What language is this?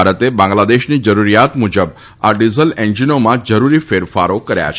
Gujarati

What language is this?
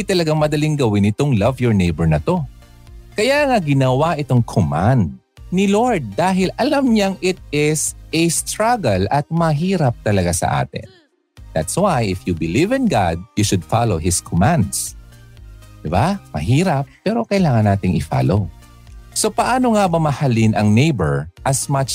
Filipino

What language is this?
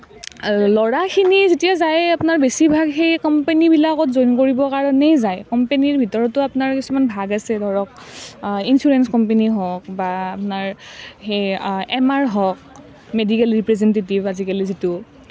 Assamese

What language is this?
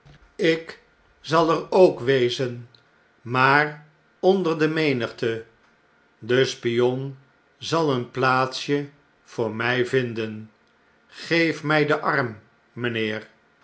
Dutch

